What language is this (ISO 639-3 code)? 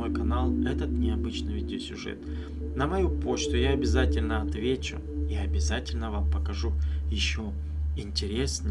rus